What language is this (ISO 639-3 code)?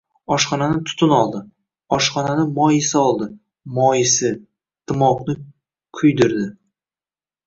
uzb